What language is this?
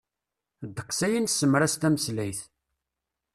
Kabyle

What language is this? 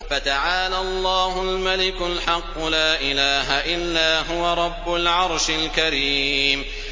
Arabic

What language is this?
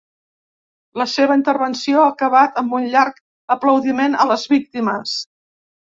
Catalan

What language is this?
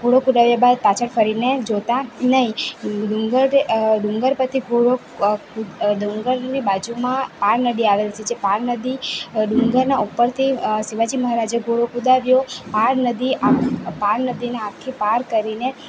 Gujarati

